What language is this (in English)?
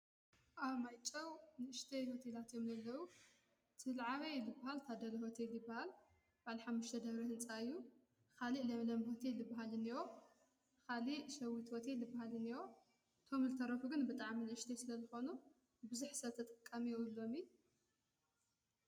Tigrinya